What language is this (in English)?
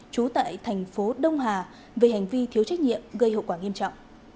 Vietnamese